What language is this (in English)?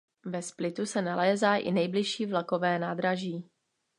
Czech